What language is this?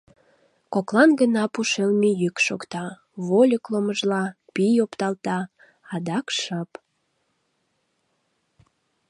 Mari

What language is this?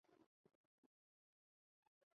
Chinese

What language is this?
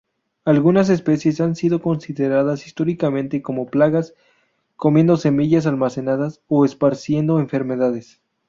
Spanish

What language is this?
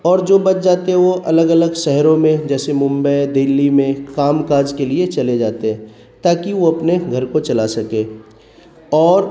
Urdu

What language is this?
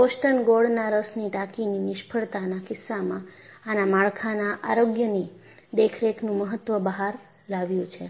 Gujarati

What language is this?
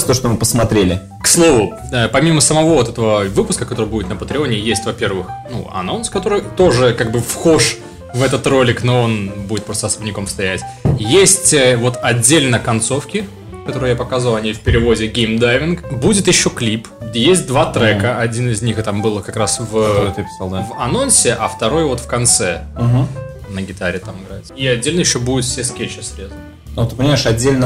Russian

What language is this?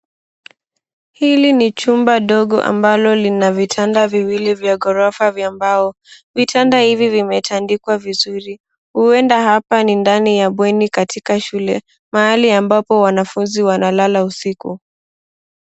Swahili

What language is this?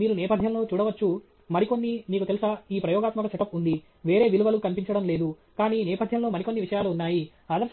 Telugu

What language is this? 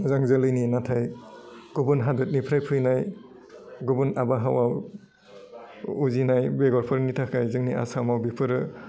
Bodo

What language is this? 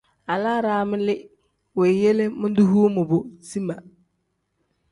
Tem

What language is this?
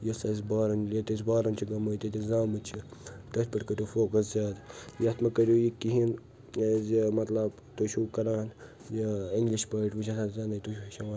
Kashmiri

